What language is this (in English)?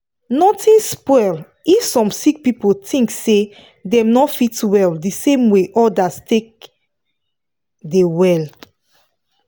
Nigerian Pidgin